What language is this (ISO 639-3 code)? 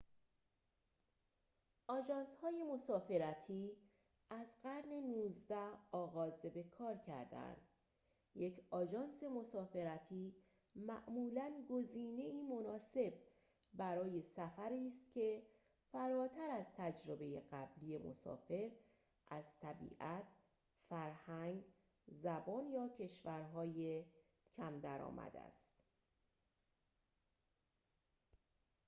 fas